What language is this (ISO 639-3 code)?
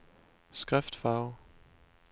dan